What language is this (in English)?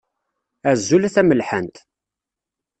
Kabyle